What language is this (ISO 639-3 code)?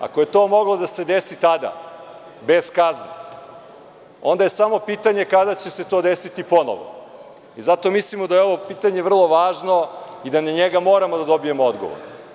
srp